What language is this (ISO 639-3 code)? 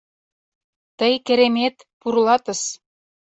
chm